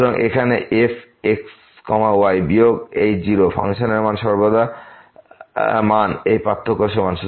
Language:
Bangla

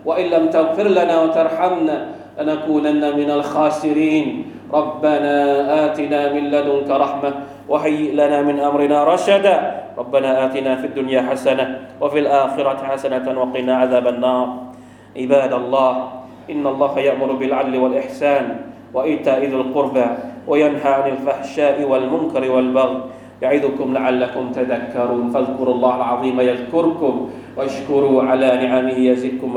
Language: Thai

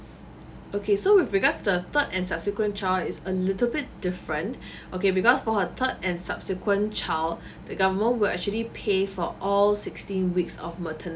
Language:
English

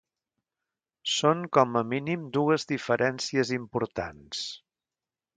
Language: Catalan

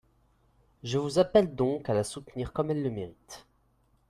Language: French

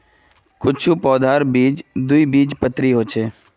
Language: Magahi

